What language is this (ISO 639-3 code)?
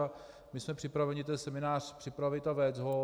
ces